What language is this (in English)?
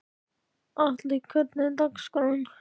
Icelandic